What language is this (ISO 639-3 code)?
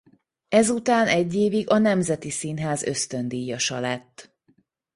hun